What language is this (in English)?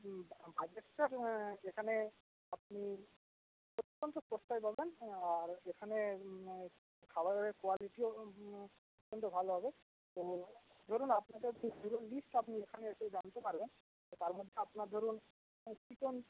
Bangla